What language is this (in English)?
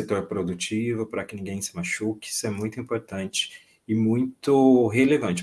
Portuguese